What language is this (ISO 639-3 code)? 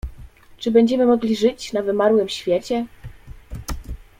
pol